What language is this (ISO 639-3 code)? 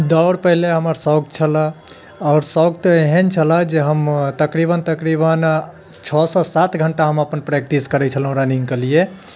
mai